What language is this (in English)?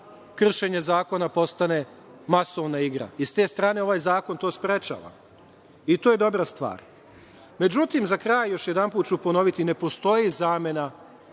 Serbian